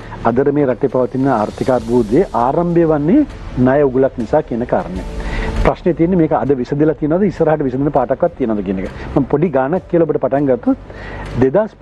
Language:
Indonesian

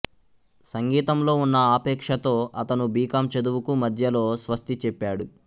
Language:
Telugu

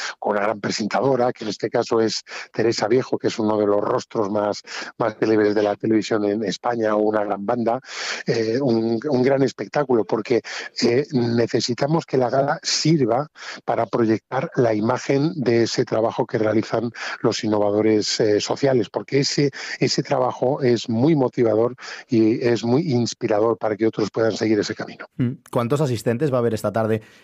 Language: Spanish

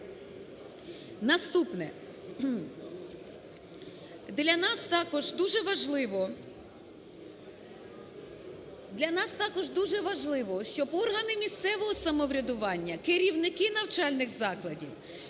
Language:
Ukrainian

